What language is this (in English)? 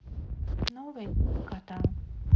Russian